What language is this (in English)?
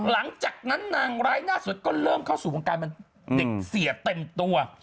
Thai